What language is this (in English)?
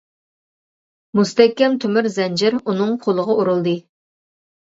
Uyghur